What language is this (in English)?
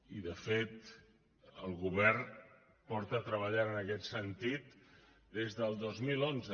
Catalan